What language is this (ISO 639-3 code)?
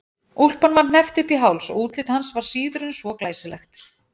isl